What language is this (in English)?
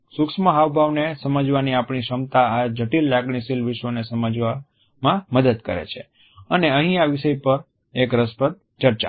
Gujarati